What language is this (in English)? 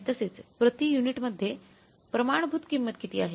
Marathi